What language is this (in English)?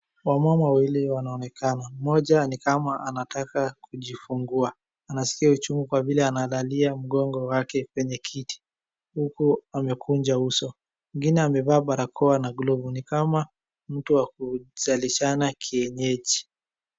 Swahili